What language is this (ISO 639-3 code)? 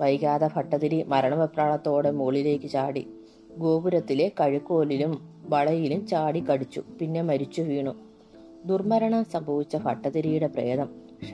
mal